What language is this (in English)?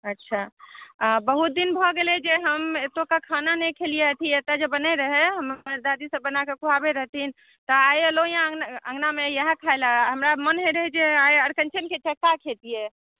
Maithili